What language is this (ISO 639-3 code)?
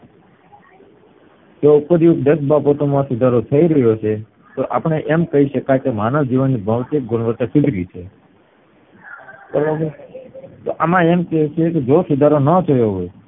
guj